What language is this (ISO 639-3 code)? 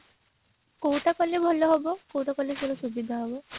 ori